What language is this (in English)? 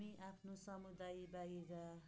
Nepali